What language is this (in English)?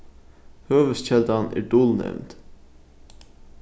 Faroese